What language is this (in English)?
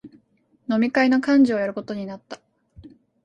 Japanese